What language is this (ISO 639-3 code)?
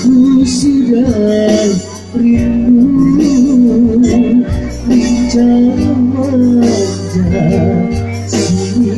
ara